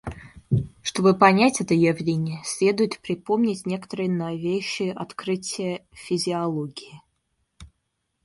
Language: Russian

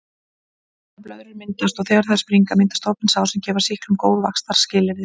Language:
Icelandic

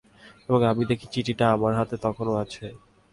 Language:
Bangla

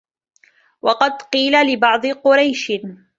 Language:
Arabic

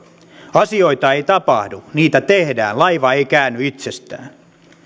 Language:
Finnish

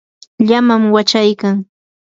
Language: Yanahuanca Pasco Quechua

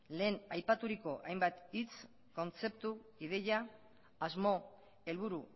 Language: Basque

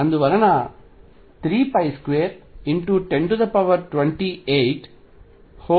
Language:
Telugu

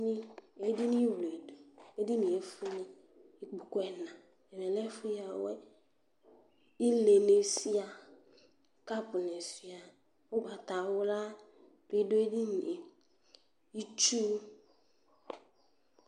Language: Ikposo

